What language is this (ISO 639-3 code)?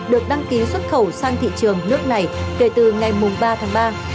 vie